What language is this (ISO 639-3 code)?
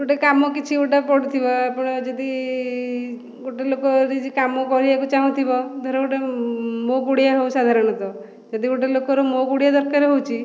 ori